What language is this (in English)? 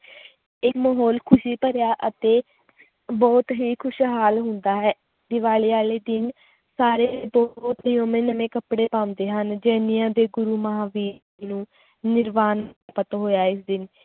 Punjabi